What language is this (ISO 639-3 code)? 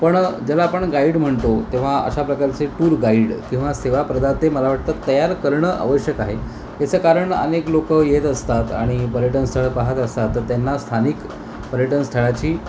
mar